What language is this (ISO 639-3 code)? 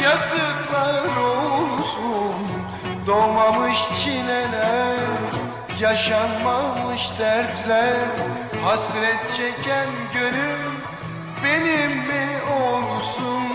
tur